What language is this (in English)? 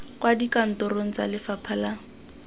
Tswana